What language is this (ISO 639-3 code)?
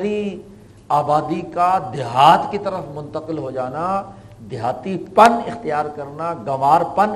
urd